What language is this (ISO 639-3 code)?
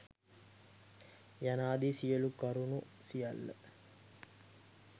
sin